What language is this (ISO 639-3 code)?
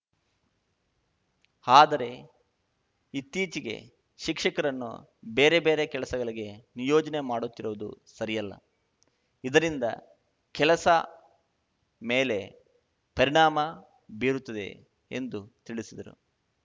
kan